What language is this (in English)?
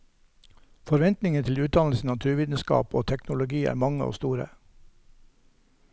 Norwegian